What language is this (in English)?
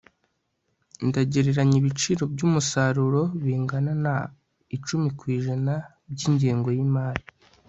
Kinyarwanda